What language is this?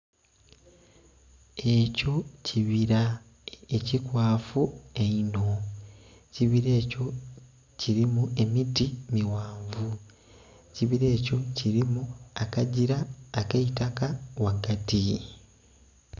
Soga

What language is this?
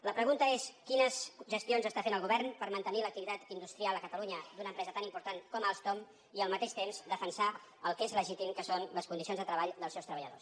Catalan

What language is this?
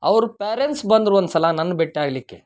Kannada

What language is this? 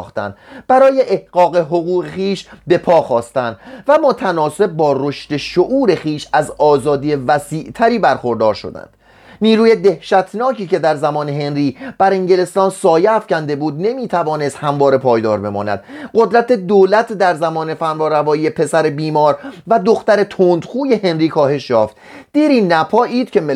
Persian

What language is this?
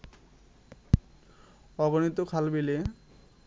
Bangla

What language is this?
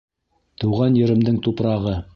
Bashkir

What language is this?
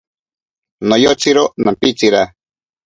Ashéninka Perené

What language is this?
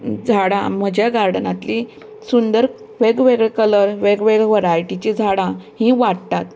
Konkani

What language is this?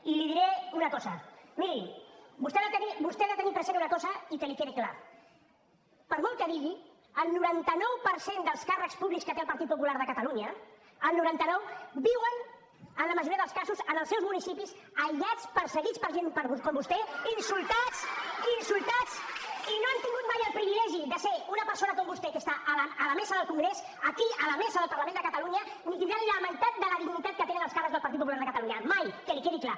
Catalan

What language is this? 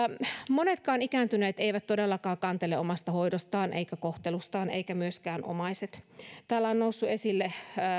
Finnish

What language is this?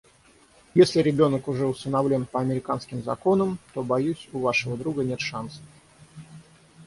Russian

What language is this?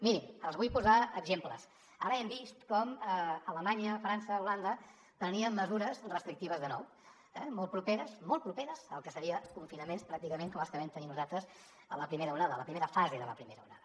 Catalan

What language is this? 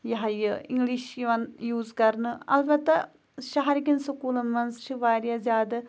Kashmiri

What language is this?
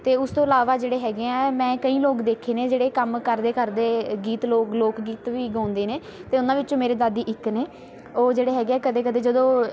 Punjabi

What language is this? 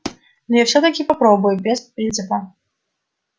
Russian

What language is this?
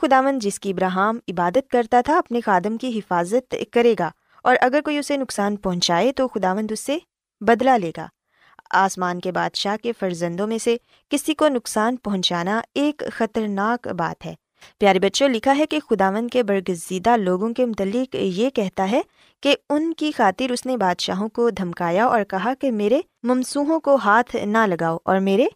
Urdu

